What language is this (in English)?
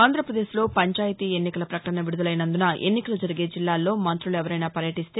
Telugu